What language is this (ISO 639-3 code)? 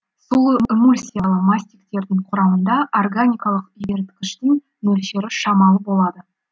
kaz